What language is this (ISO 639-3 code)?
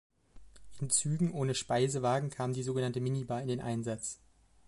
deu